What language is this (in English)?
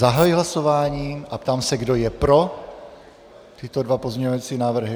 Czech